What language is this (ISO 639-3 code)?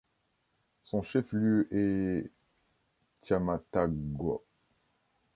fra